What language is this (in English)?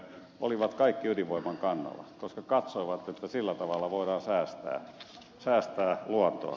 Finnish